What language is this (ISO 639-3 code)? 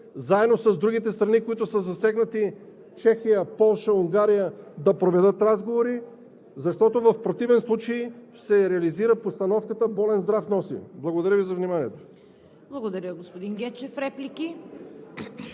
bul